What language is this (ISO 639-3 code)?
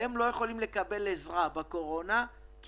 heb